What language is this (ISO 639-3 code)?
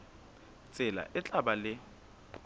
sot